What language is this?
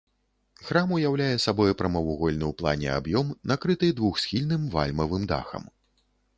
Belarusian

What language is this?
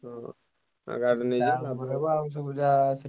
Odia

